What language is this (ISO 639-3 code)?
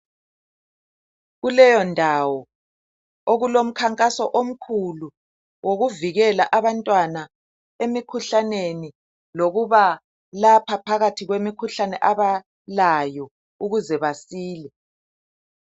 nde